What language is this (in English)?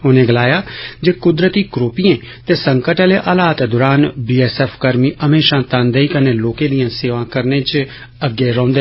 Dogri